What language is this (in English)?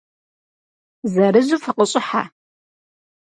Kabardian